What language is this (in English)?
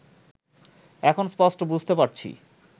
Bangla